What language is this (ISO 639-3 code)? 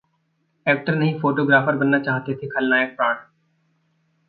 hin